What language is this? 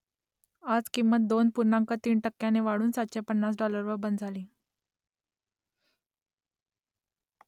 Marathi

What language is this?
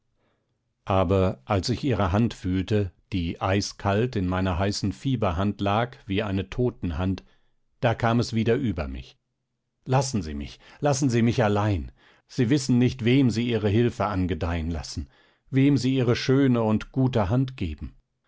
German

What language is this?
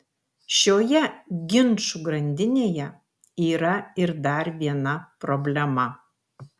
Lithuanian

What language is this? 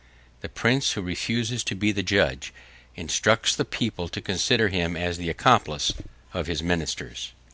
English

